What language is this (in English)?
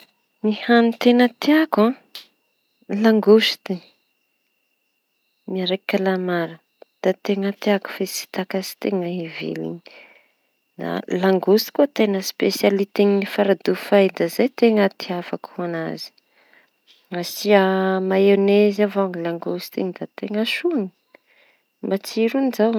Tanosy Malagasy